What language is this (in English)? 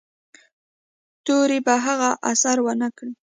Pashto